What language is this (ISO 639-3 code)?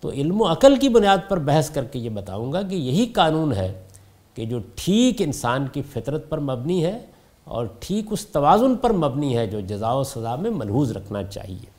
urd